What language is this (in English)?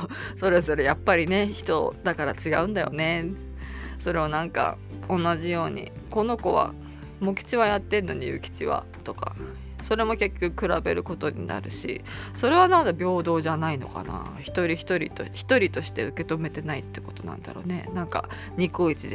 Japanese